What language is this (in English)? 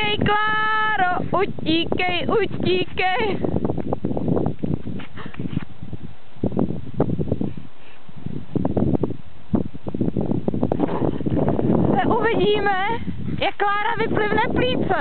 Czech